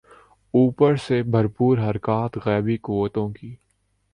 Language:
Urdu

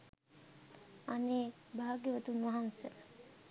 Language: Sinhala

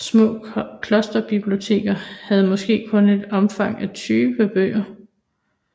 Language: Danish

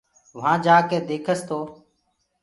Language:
Gurgula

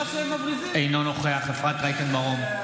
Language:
Hebrew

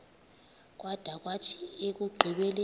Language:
Xhosa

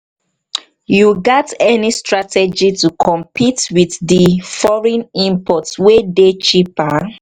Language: Nigerian Pidgin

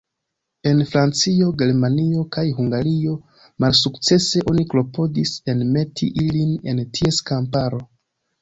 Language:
Esperanto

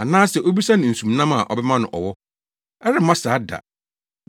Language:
Akan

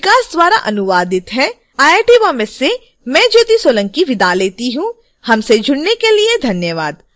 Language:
Hindi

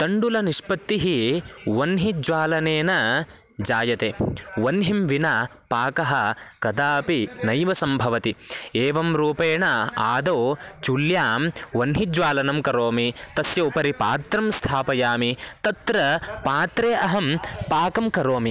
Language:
Sanskrit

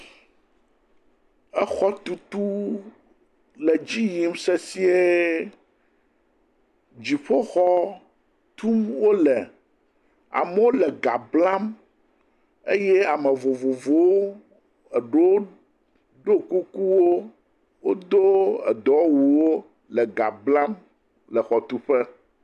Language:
Ewe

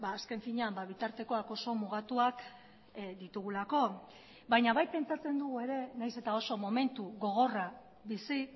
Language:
Basque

